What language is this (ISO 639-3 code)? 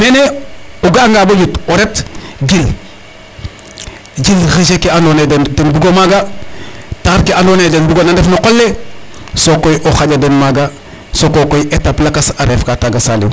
srr